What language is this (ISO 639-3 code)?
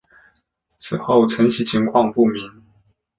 zho